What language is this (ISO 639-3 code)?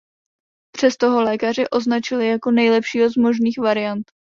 ces